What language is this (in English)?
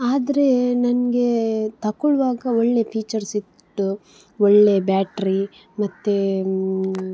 Kannada